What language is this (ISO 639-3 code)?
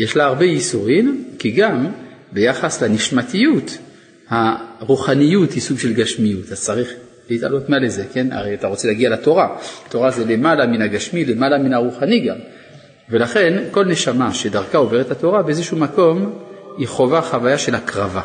heb